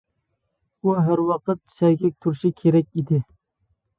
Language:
Uyghur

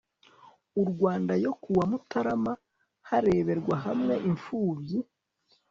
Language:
Kinyarwanda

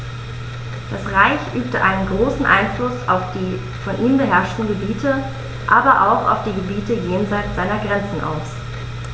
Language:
German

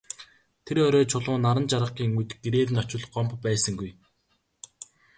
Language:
Mongolian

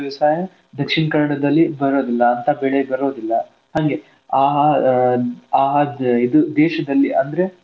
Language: Kannada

